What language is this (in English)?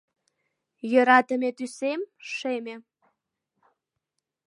Mari